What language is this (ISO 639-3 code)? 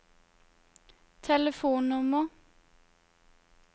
nor